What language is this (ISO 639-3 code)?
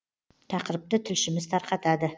kaz